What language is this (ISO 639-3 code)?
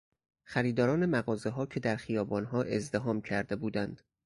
fas